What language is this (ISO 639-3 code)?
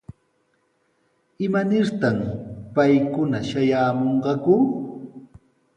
qws